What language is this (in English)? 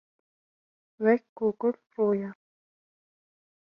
Kurdish